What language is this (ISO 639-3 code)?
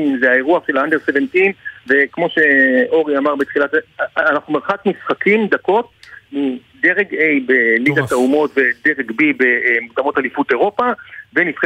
heb